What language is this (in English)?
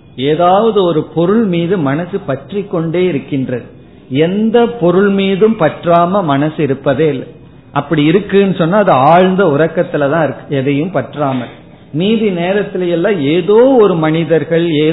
Tamil